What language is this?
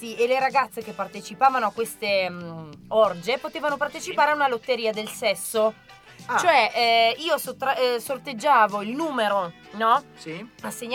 Italian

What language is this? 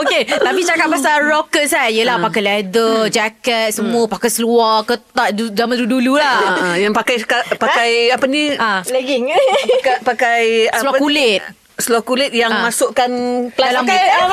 Malay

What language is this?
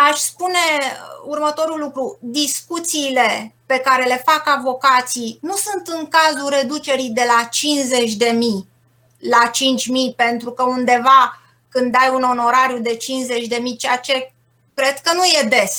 Romanian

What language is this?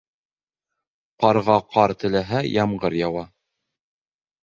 Bashkir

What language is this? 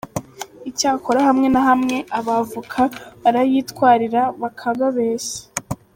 Kinyarwanda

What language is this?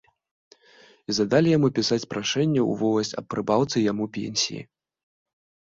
Belarusian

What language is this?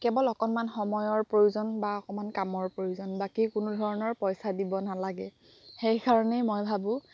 Assamese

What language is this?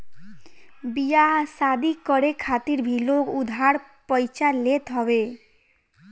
Bhojpuri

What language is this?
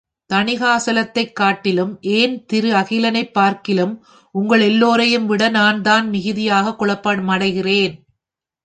Tamil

